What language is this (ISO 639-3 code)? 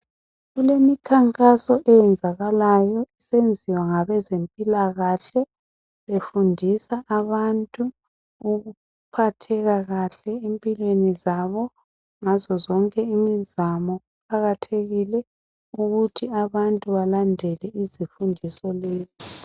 nde